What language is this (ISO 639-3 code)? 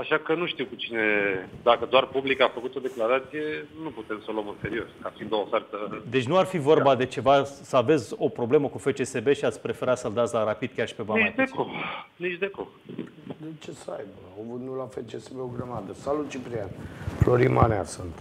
ron